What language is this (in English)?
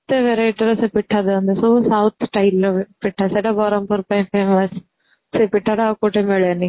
Odia